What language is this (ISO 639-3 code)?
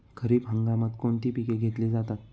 mar